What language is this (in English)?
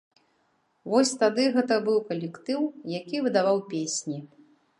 Belarusian